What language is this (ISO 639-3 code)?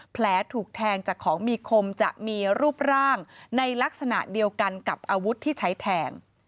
tha